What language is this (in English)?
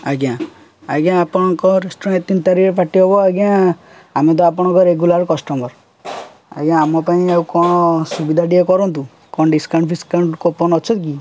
Odia